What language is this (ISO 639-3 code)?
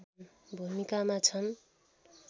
nep